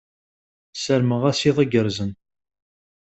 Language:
Kabyle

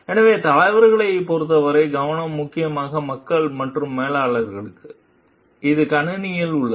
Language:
Tamil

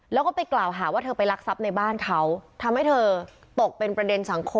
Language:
Thai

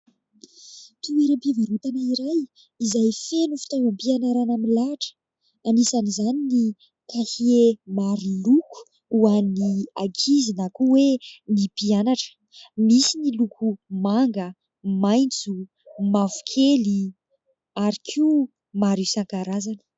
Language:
Malagasy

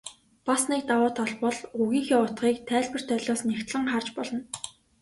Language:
Mongolian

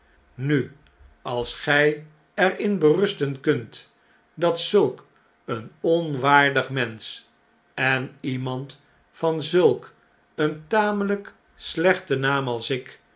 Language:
Dutch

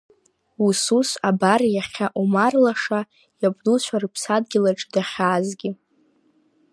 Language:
Abkhazian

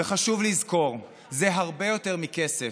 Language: Hebrew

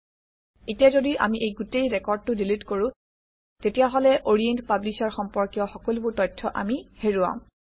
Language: Assamese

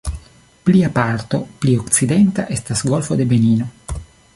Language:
Esperanto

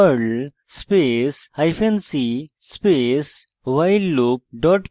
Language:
Bangla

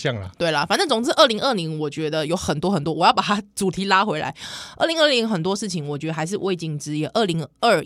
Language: Chinese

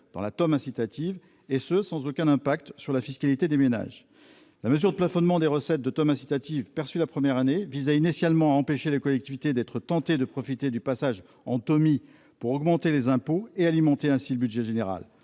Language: French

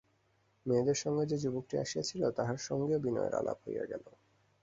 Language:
Bangla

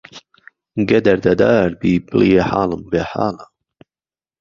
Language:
Central Kurdish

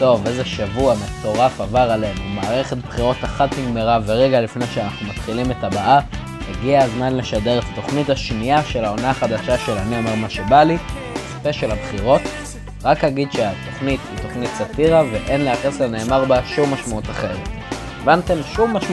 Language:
Hebrew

